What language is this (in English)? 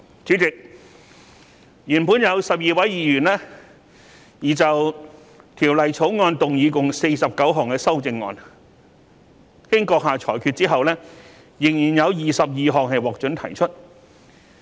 Cantonese